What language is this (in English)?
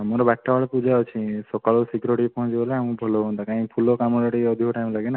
Odia